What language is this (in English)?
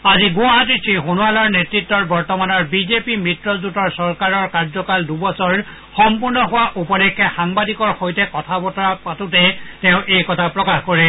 Assamese